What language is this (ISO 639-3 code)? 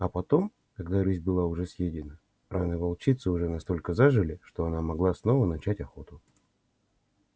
rus